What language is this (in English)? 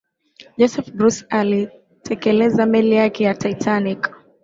Swahili